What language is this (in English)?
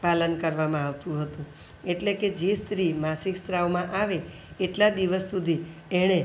Gujarati